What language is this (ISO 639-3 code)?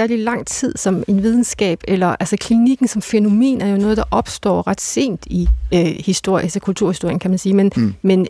dan